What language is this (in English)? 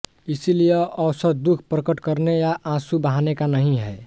Hindi